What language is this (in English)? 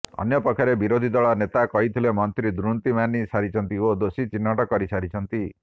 Odia